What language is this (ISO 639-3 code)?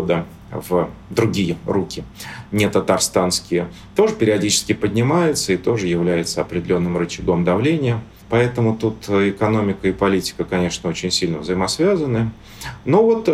rus